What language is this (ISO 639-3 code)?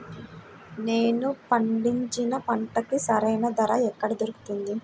tel